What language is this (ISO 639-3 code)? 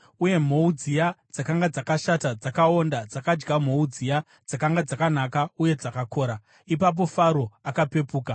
sna